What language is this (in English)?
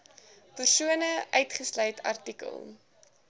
Afrikaans